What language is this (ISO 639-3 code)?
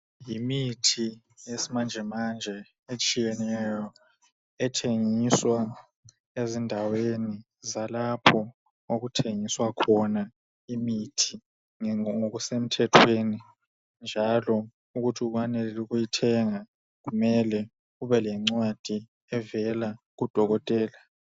nde